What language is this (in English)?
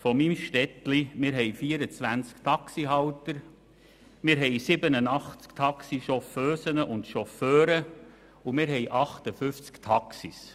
Swiss German